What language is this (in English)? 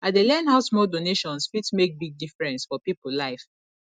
Nigerian Pidgin